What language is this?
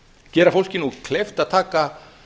Icelandic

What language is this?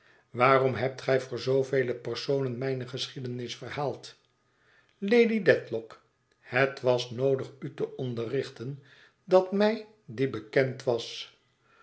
Dutch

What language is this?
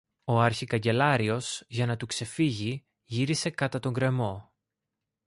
Greek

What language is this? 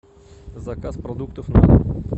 Russian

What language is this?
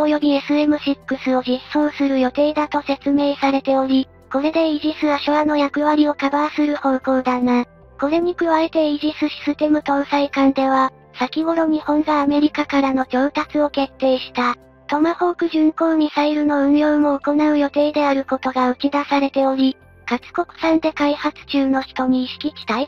Japanese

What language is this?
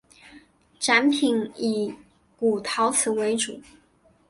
Chinese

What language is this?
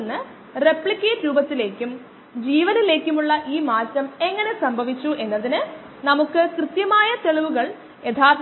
Malayalam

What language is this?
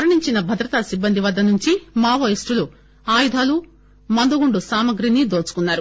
Telugu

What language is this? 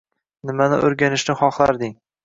Uzbek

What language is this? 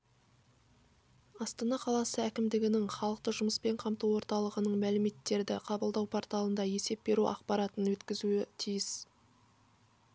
Kazakh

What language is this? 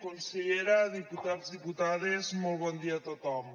Catalan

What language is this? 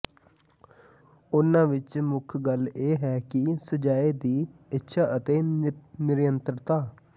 Punjabi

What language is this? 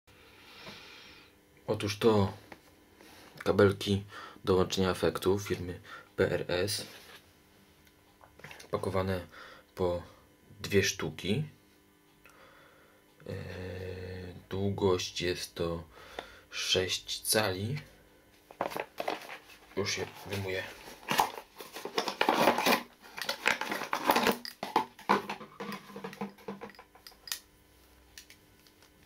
Polish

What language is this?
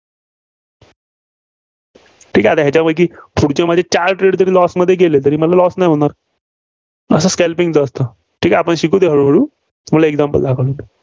Marathi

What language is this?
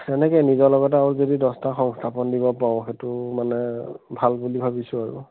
Assamese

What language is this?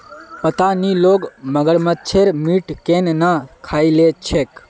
Magahi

